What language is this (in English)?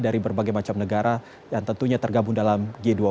Indonesian